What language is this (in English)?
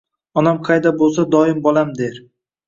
Uzbek